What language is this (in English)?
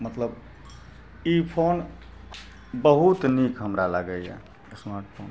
Maithili